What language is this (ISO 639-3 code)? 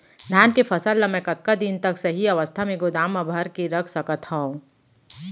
hne